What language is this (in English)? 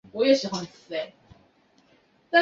Chinese